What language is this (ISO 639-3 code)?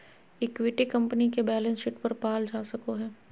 mag